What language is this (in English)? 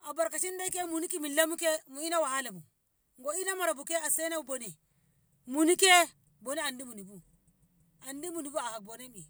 Ngamo